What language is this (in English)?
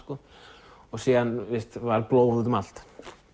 Icelandic